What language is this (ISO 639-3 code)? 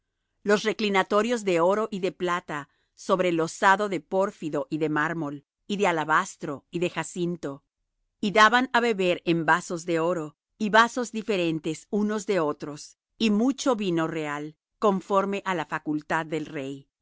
spa